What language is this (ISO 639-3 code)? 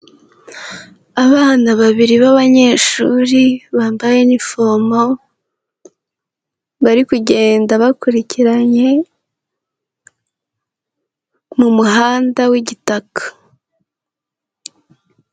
kin